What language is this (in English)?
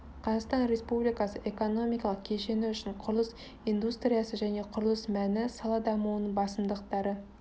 Kazakh